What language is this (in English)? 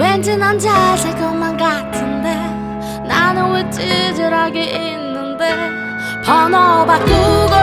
Korean